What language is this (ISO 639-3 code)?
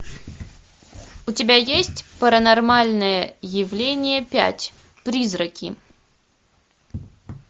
rus